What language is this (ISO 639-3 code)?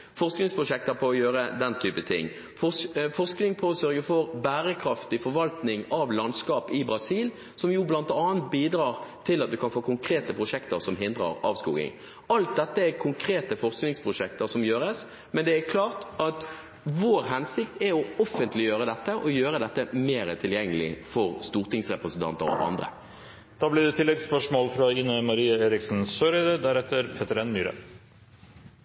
nor